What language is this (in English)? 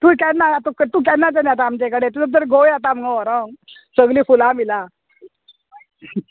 Konkani